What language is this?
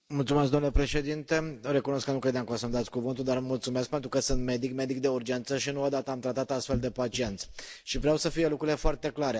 Romanian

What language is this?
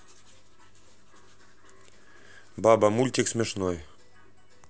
Russian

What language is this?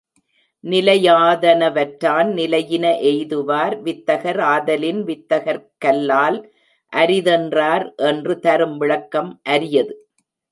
Tamil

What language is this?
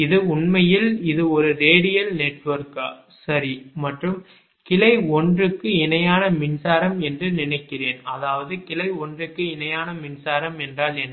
Tamil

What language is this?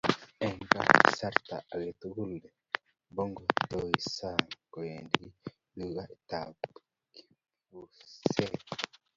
Kalenjin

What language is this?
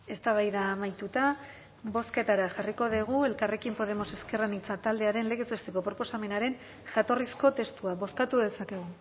Basque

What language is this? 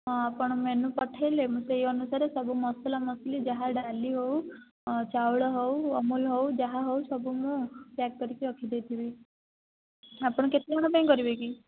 Odia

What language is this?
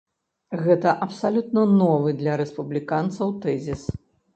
Belarusian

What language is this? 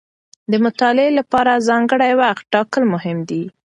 Pashto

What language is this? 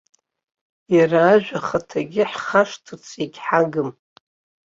Abkhazian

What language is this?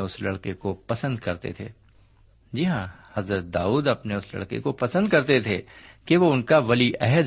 Urdu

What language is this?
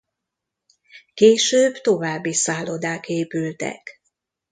Hungarian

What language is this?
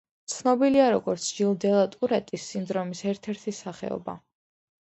Georgian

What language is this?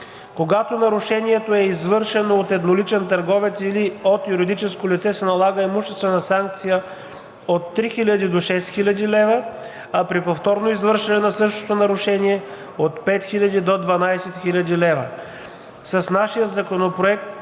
Bulgarian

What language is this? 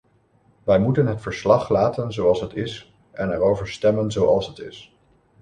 Dutch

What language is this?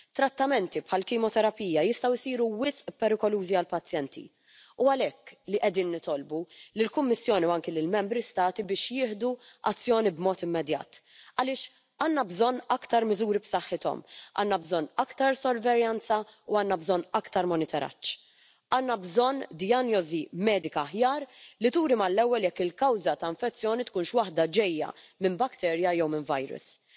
Dutch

